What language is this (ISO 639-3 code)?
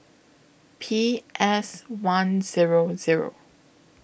eng